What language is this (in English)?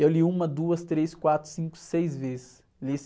Portuguese